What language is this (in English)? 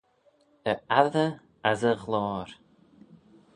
Manx